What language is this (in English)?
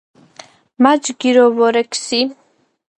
Georgian